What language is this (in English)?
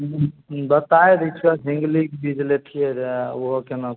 Maithili